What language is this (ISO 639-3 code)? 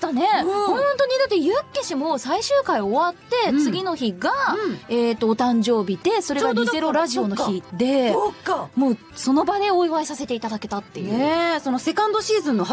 jpn